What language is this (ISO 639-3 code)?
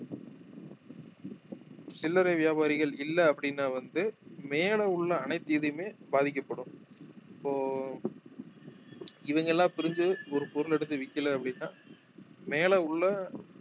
tam